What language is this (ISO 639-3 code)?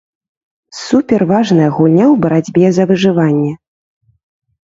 bel